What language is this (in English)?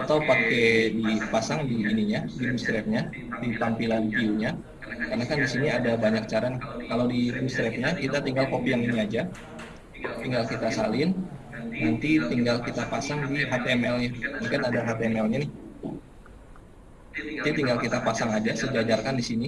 Indonesian